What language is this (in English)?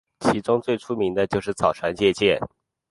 Chinese